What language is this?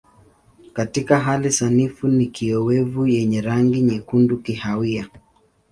Swahili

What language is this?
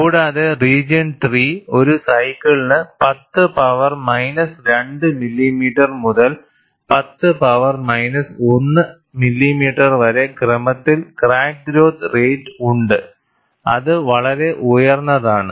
Malayalam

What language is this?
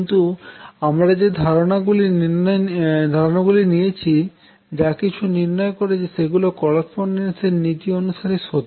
Bangla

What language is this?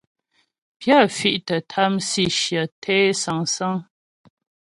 Ghomala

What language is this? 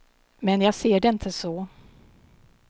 Swedish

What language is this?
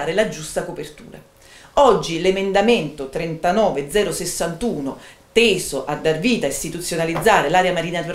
Italian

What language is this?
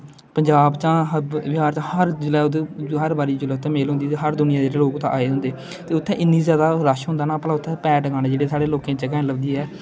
Dogri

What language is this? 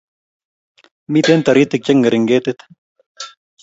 Kalenjin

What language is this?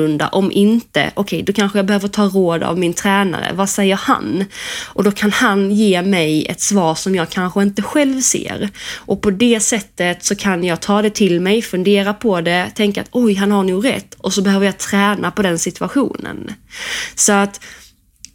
Swedish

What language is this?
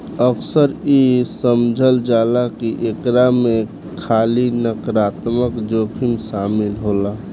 Bhojpuri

